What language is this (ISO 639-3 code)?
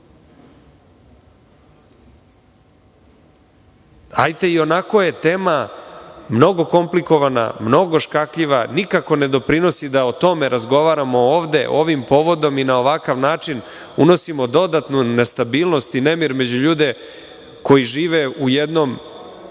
srp